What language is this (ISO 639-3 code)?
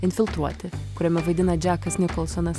lit